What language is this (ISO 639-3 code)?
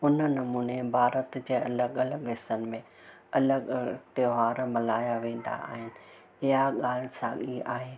snd